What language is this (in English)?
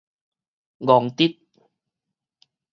Min Nan Chinese